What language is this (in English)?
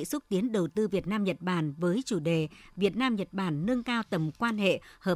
Vietnamese